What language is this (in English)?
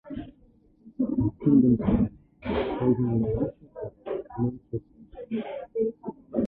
Uzbek